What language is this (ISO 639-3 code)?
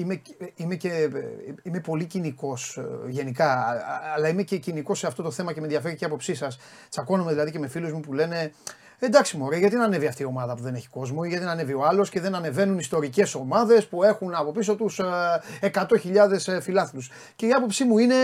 ell